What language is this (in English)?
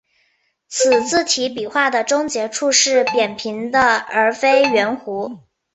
Chinese